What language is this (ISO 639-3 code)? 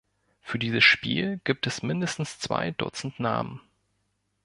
deu